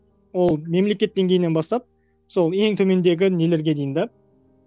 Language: Kazakh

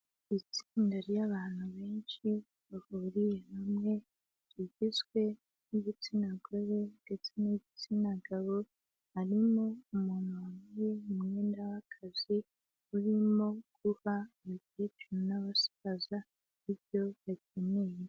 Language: Kinyarwanda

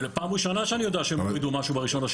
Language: Hebrew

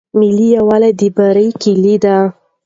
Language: Pashto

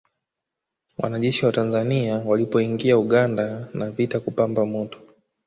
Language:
Swahili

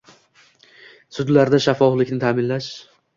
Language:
Uzbek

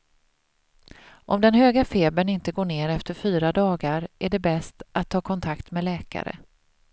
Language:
Swedish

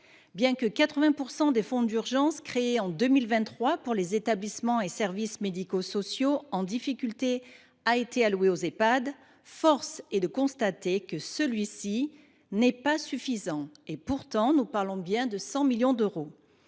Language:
French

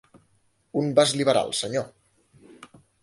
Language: Catalan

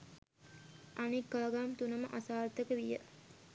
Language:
Sinhala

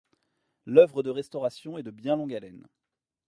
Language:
French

